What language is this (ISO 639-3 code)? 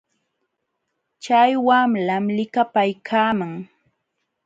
qxw